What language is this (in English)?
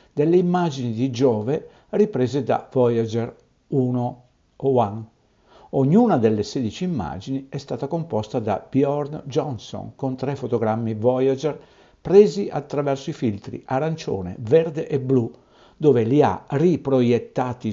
Italian